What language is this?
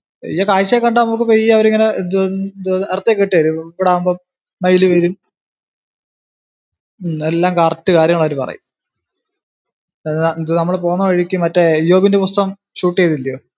Malayalam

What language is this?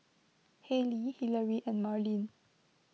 English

